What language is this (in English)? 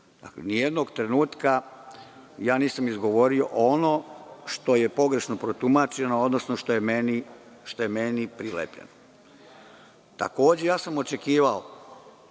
Serbian